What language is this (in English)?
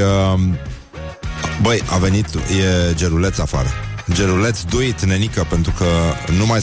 Romanian